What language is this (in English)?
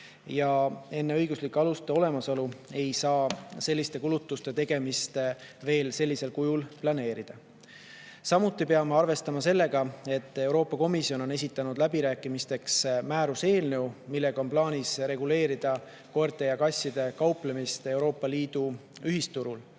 Estonian